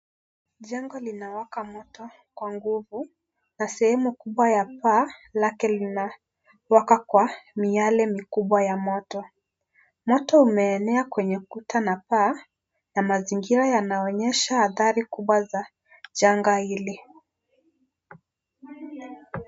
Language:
Swahili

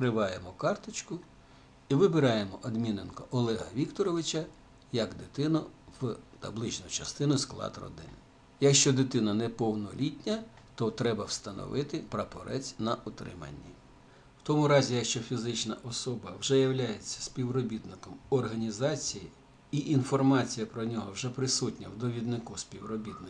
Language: Russian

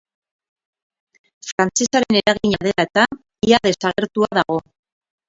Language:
Basque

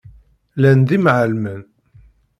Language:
Kabyle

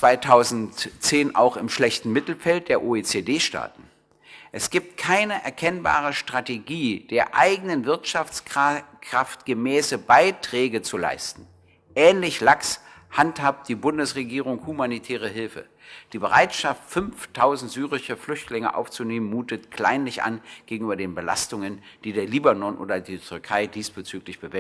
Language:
German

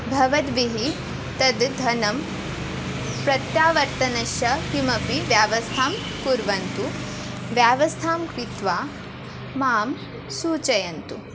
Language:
Sanskrit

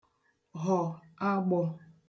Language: Igbo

